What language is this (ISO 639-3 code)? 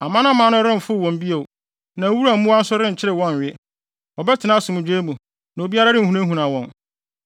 aka